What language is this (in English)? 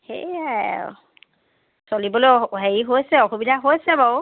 Assamese